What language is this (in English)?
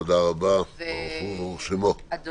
Hebrew